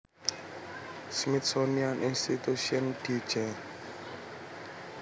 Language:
Javanese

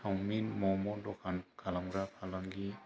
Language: Bodo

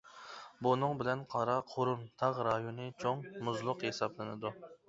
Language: Uyghur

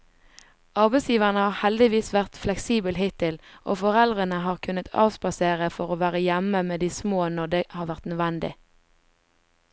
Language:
Norwegian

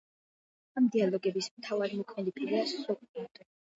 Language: Georgian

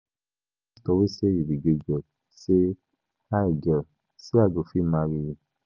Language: Nigerian Pidgin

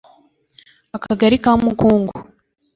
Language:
Kinyarwanda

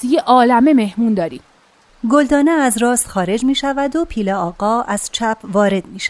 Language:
Persian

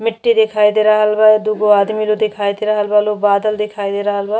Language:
Bhojpuri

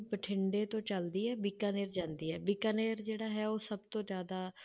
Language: Punjabi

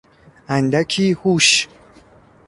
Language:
Persian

